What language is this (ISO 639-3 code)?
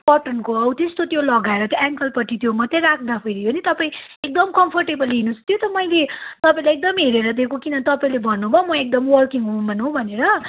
nep